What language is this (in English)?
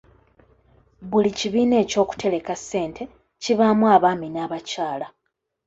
Ganda